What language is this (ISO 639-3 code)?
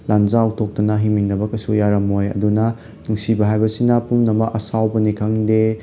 mni